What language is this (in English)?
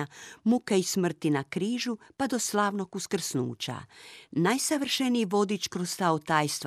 Croatian